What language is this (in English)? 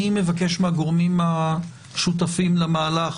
Hebrew